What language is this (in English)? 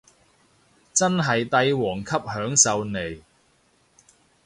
Cantonese